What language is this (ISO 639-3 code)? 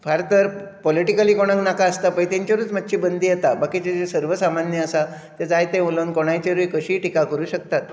kok